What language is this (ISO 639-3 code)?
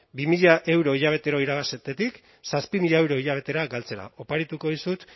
eus